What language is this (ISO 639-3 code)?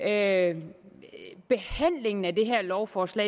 dan